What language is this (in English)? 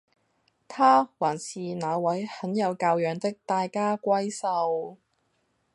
Cantonese